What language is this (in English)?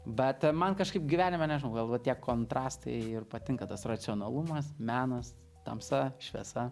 Lithuanian